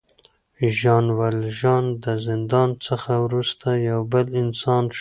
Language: Pashto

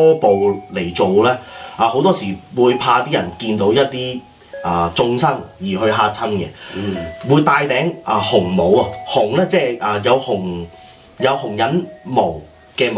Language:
Chinese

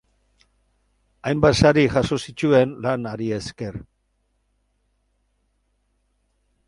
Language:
Basque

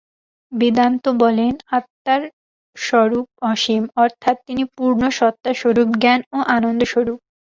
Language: Bangla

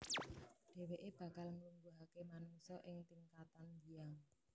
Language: Javanese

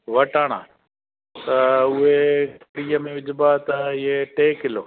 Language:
Sindhi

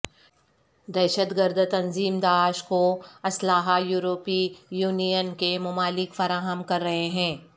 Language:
Urdu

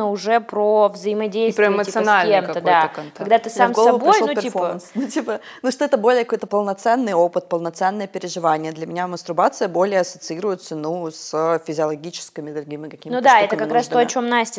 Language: Russian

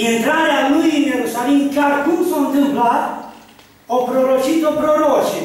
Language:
Romanian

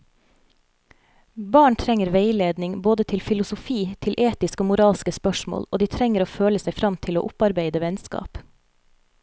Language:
Norwegian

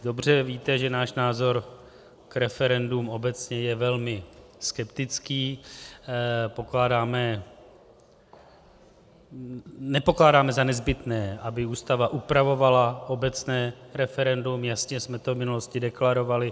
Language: Czech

